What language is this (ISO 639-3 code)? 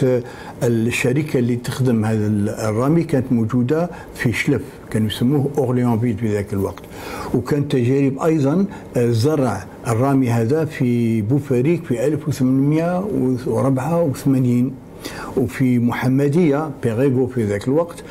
ara